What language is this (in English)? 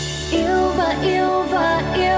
Vietnamese